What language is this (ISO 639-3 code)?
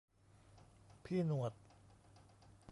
tha